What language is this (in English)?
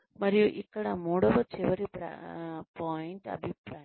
Telugu